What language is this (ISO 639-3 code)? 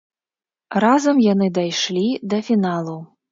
bel